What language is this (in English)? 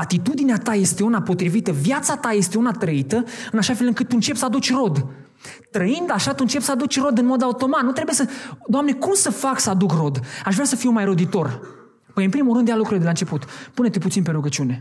Romanian